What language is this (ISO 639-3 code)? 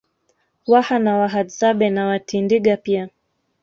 swa